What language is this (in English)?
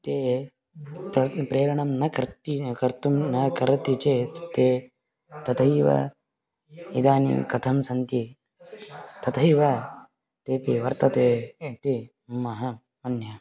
Sanskrit